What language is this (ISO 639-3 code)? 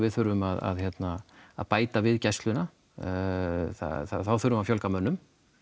isl